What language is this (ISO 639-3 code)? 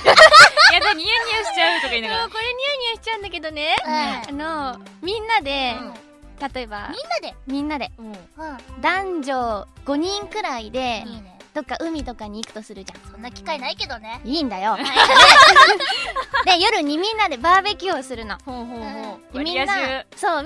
jpn